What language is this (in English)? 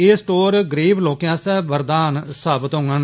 Dogri